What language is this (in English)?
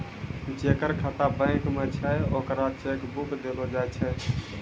Maithili